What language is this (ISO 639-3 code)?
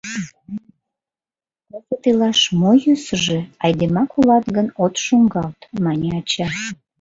chm